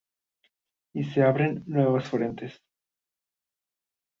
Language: Spanish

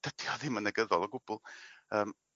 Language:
Welsh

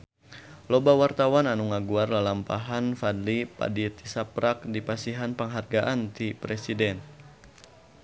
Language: Sundanese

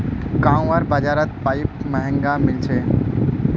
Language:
Magahi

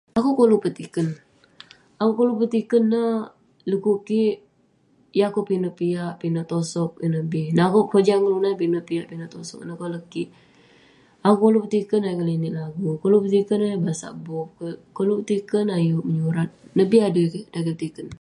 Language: Western Penan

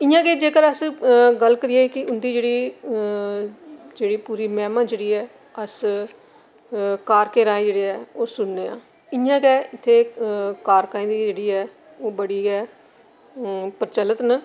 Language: Dogri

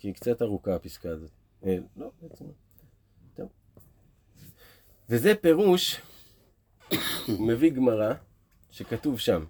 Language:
Hebrew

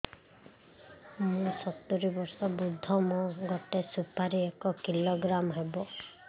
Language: Odia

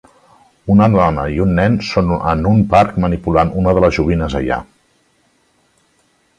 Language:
Catalan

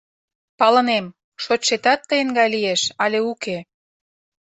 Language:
Mari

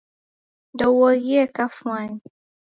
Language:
Taita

